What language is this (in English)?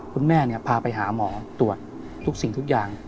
Thai